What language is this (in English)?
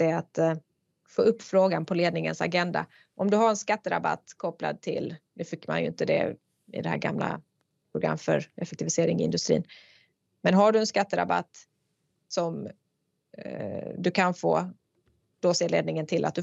Swedish